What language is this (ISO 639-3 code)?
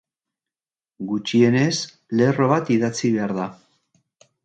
eus